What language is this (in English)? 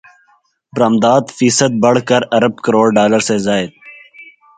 Urdu